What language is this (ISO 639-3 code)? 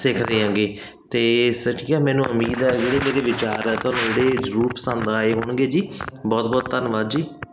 pan